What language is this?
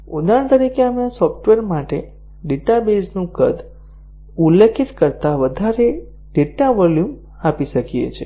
Gujarati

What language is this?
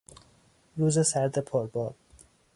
Persian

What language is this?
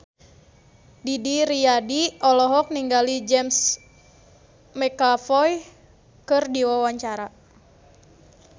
Sundanese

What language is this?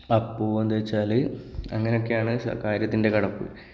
Malayalam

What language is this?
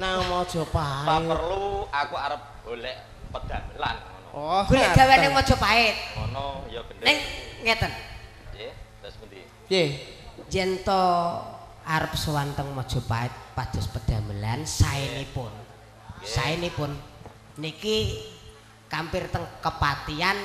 Indonesian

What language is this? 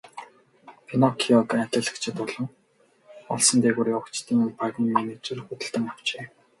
Mongolian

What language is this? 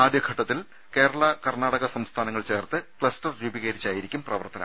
Malayalam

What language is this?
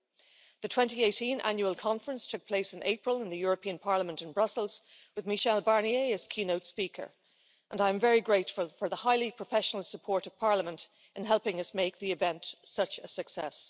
English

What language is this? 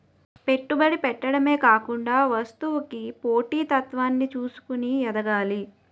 Telugu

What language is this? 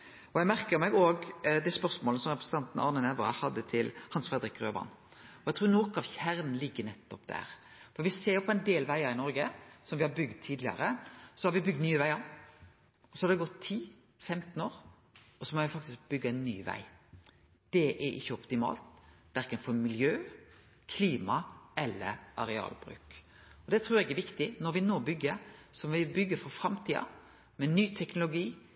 Norwegian Nynorsk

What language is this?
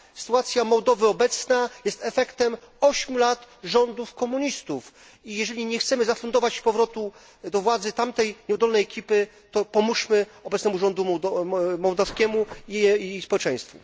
Polish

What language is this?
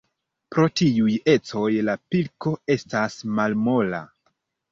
Esperanto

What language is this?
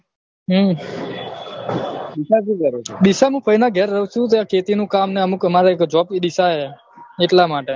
Gujarati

